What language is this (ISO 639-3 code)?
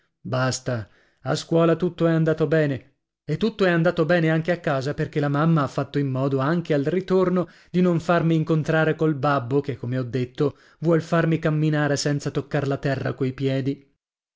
ita